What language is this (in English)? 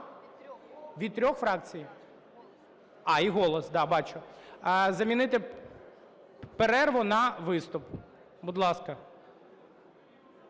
Ukrainian